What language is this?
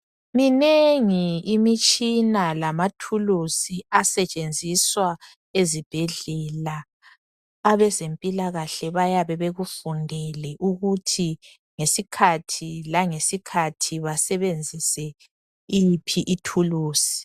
North Ndebele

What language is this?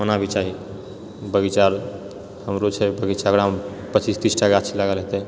Maithili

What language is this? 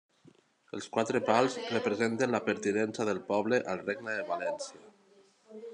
Catalan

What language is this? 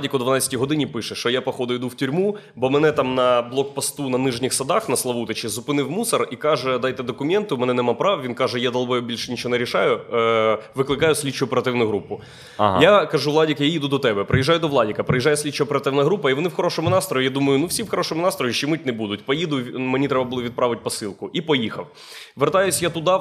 Ukrainian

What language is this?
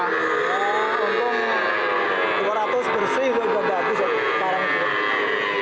Indonesian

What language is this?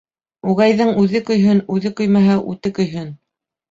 Bashkir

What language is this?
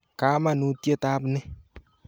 Kalenjin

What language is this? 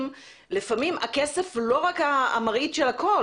Hebrew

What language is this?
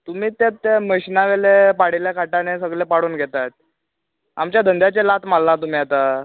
Konkani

